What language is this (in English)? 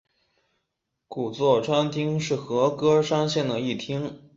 Chinese